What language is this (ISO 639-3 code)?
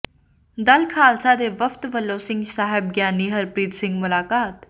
pan